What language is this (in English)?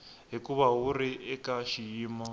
Tsonga